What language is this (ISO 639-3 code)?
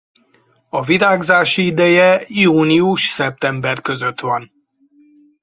hun